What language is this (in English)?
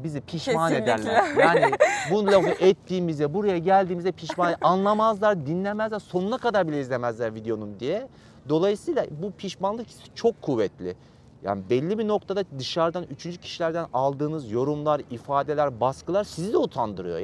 Turkish